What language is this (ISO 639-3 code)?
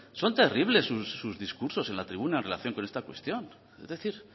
spa